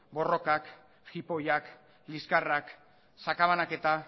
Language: Basque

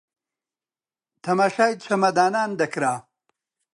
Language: Central Kurdish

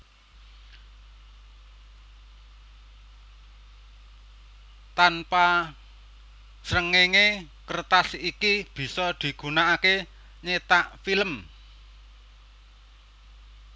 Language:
Javanese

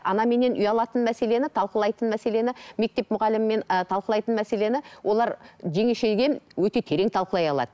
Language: Kazakh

